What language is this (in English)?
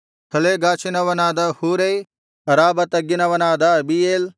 Kannada